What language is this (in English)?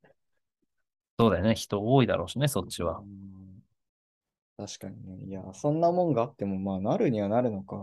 Japanese